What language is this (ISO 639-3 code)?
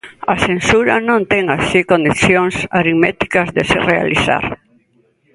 glg